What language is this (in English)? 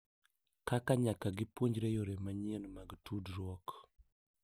Luo (Kenya and Tanzania)